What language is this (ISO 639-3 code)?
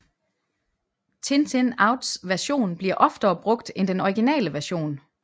dan